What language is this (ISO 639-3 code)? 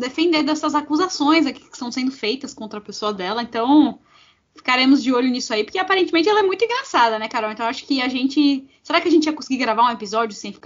por